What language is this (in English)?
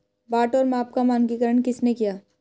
Hindi